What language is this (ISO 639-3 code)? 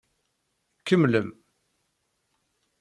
kab